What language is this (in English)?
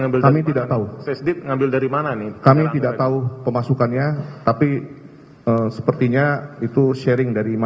Indonesian